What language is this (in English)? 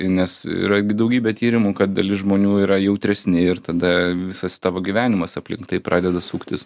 Lithuanian